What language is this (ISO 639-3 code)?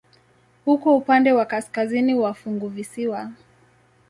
swa